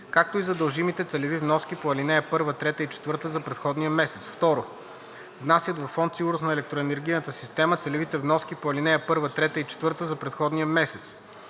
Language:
Bulgarian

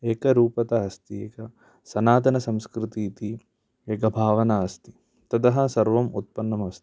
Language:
Sanskrit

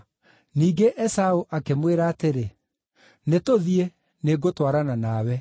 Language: Kikuyu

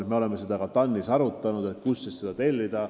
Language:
Estonian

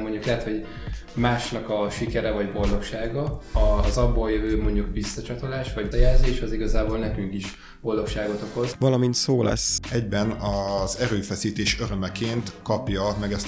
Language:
Hungarian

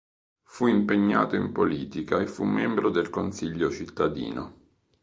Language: Italian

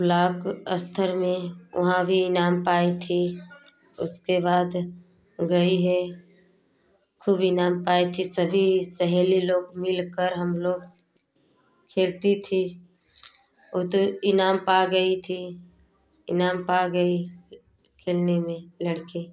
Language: Hindi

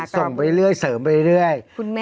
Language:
Thai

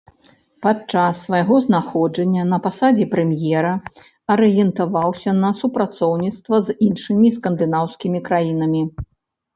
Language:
Belarusian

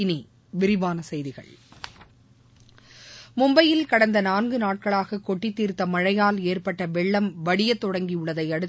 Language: Tamil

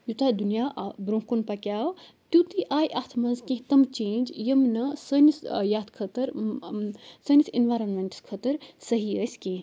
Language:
Kashmiri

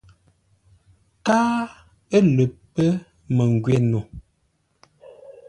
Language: Ngombale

